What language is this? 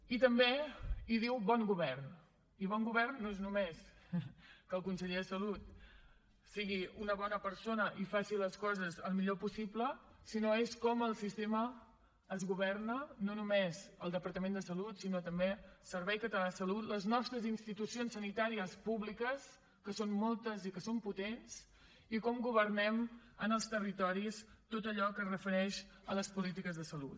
Catalan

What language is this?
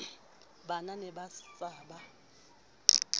Southern Sotho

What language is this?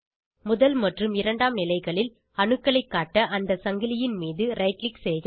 Tamil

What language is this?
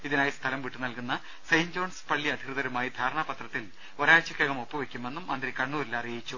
Malayalam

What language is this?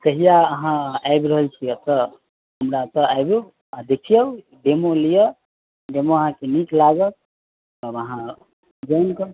Maithili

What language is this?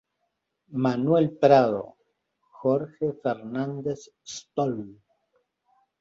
Spanish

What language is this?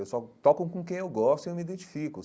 Portuguese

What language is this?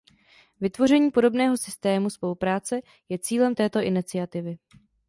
Czech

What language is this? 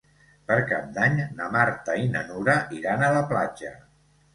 Catalan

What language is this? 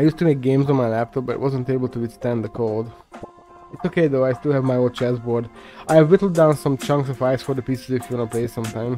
English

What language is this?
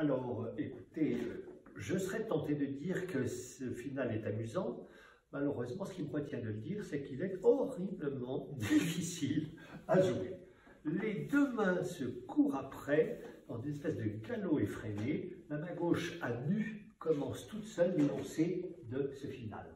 French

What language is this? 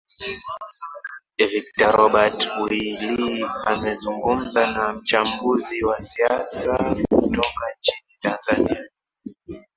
Swahili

